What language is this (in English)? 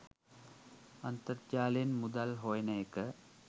Sinhala